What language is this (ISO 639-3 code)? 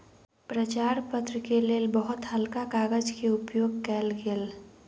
mai